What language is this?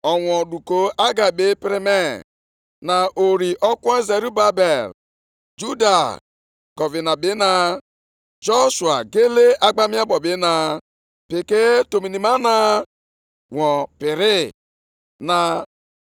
Igbo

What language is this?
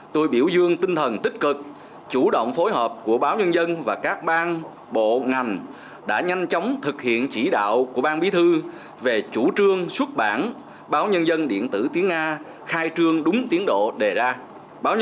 Vietnamese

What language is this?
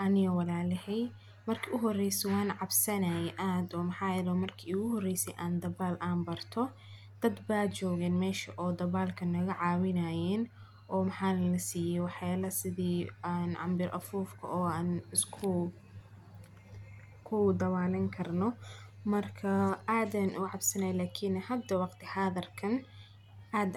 Somali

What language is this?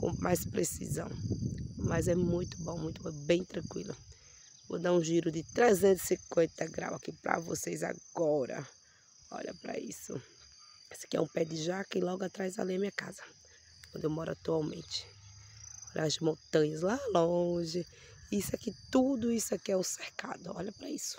Portuguese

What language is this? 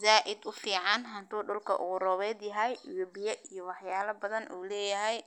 Somali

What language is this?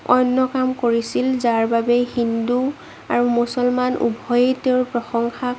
Assamese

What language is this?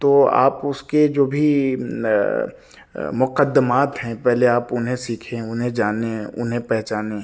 Urdu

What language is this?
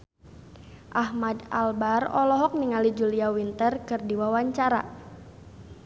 Sundanese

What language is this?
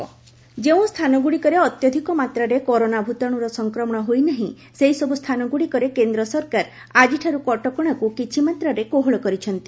Odia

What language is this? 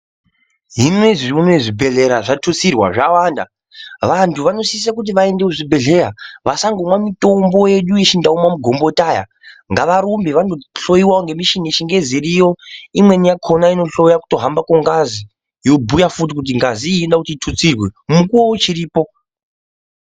Ndau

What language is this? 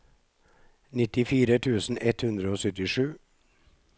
Norwegian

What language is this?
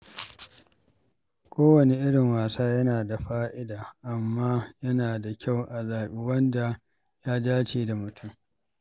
Hausa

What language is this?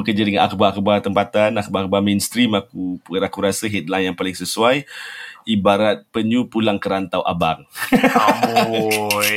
Malay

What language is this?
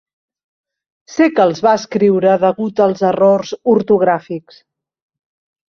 Catalan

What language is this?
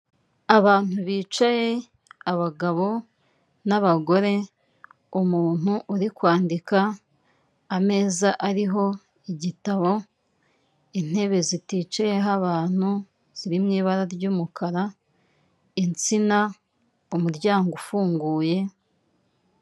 Kinyarwanda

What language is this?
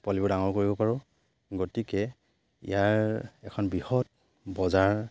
Assamese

